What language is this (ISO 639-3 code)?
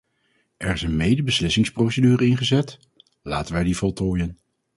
nld